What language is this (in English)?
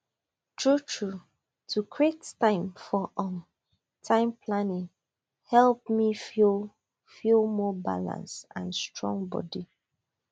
Nigerian Pidgin